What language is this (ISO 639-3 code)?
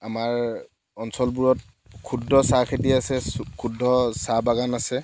asm